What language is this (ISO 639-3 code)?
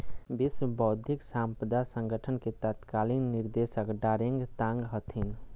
mag